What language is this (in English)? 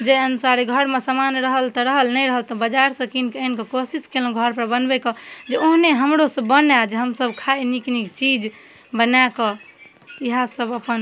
Maithili